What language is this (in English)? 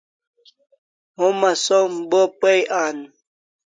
Kalasha